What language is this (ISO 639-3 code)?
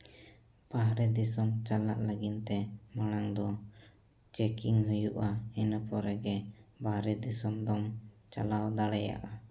sat